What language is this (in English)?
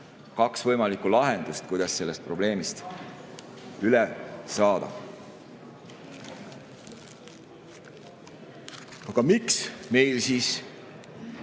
Estonian